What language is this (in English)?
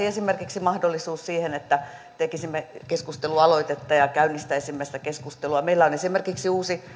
Finnish